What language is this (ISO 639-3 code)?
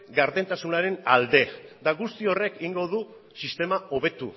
eus